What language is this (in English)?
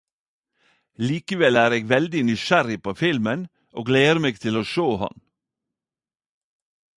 Norwegian Nynorsk